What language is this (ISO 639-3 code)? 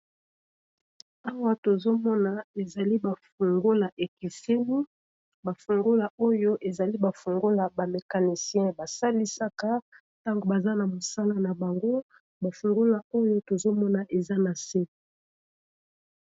lin